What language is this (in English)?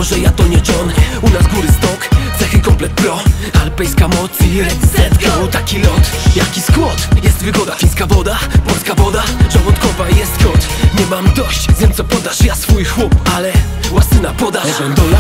Polish